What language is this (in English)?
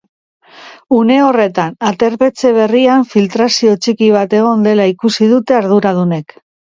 Basque